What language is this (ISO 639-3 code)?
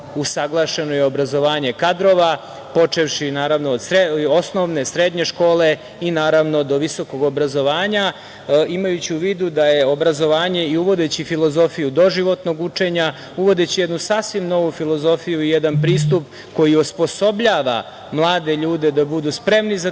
srp